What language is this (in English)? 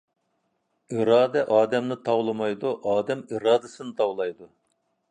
Uyghur